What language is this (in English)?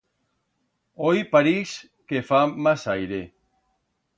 Aragonese